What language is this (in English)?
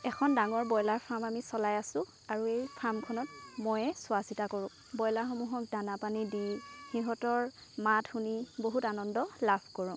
Assamese